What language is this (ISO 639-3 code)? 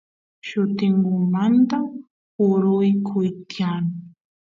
qus